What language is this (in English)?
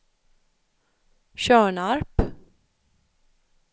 Swedish